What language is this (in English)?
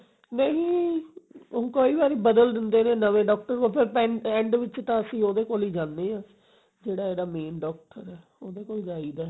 Punjabi